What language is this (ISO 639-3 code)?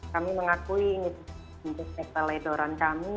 ind